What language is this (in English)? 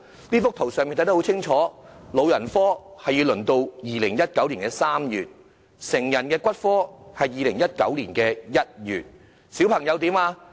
Cantonese